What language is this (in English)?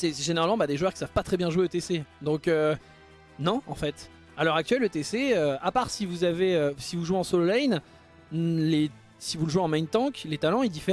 French